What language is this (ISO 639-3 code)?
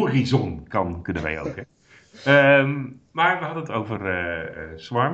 nld